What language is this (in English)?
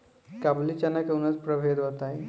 Bhojpuri